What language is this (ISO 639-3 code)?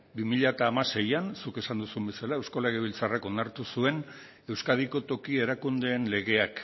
eus